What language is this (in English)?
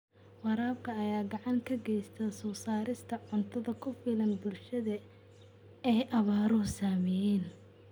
Somali